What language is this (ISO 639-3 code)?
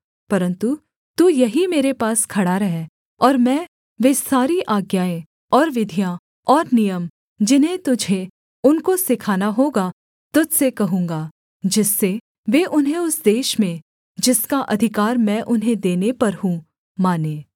hin